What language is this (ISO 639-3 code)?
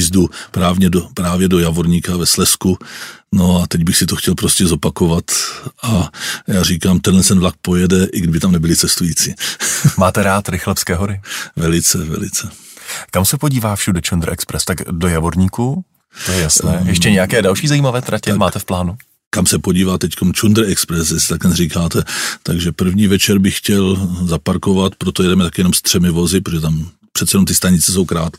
ces